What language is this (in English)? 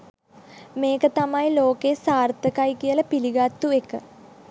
Sinhala